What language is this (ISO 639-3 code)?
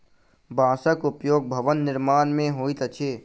mai